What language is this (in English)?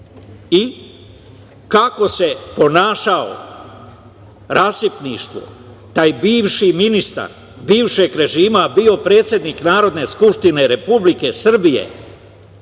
Serbian